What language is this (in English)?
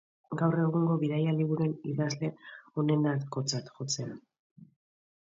Basque